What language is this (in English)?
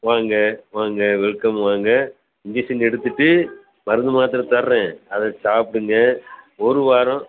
Tamil